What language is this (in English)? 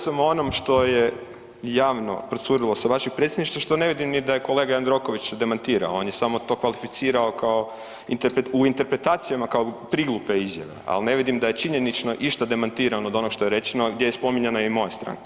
Croatian